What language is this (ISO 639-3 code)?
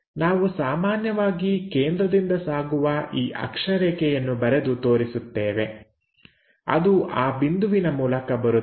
kan